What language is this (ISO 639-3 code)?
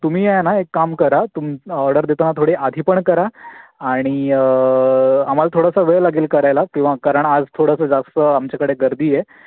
mar